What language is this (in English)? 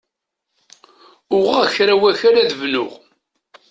Kabyle